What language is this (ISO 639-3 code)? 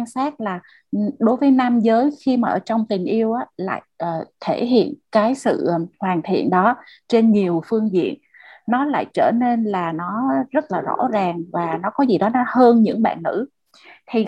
vie